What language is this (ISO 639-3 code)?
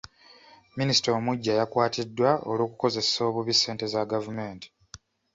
lug